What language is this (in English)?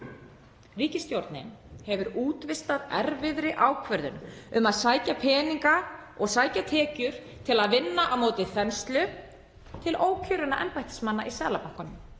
Icelandic